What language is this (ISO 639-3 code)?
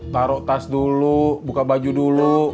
ind